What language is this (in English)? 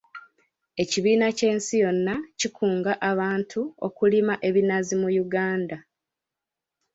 Ganda